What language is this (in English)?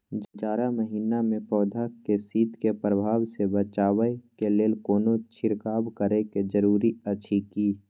Maithili